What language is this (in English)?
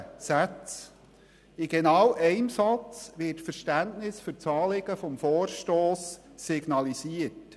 Swiss German